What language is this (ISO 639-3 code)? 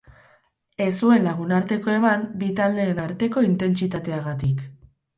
eus